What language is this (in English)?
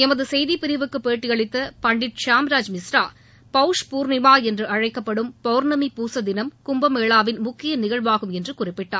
Tamil